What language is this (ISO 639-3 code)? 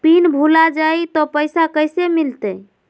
mag